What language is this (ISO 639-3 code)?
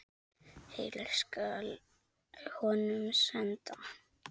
isl